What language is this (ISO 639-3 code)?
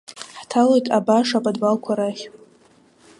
abk